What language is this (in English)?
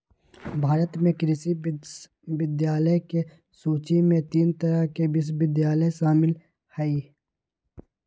Magahi